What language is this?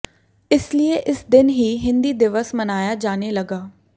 Hindi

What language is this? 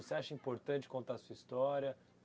Portuguese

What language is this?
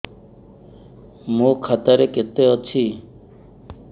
Odia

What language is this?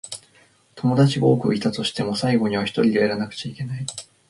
Japanese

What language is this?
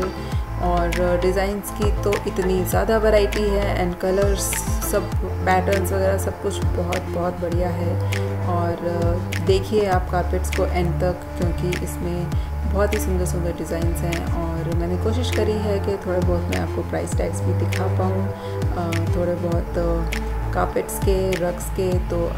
Hindi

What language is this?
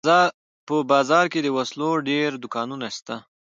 Pashto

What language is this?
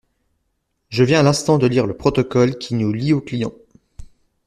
French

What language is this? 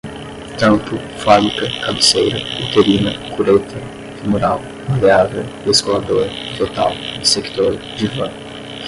Portuguese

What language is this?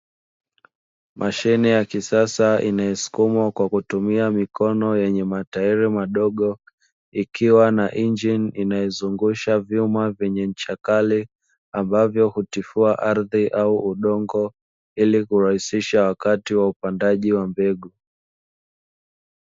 Swahili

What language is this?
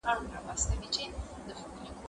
Pashto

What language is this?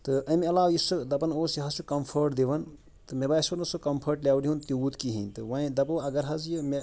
Kashmiri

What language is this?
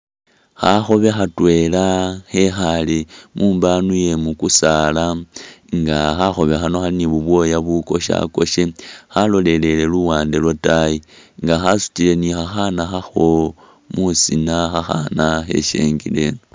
Masaaba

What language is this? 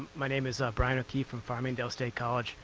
English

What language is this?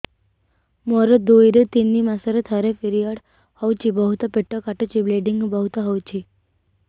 Odia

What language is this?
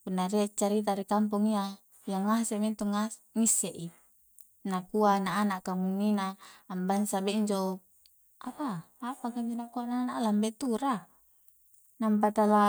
Coastal Konjo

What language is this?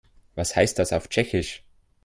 German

